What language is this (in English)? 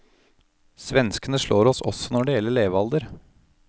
Norwegian